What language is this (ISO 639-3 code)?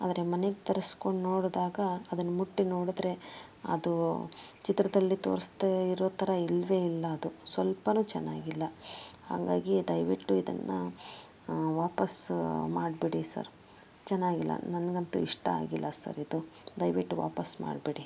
kan